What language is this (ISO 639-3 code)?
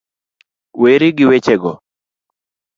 luo